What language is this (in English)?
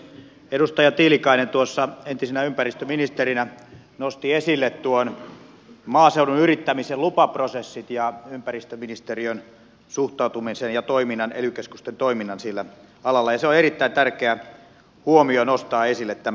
Finnish